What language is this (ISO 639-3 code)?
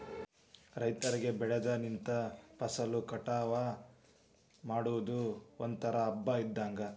kan